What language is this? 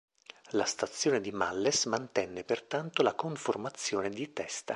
Italian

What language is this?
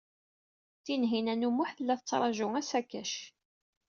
Kabyle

